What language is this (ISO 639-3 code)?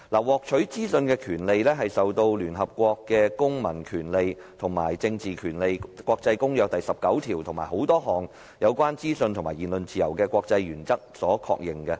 yue